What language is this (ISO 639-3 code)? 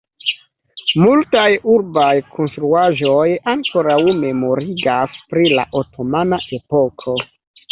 epo